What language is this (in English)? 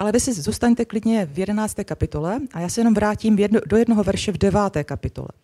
Czech